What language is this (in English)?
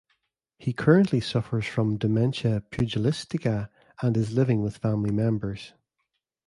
English